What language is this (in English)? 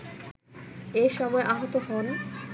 Bangla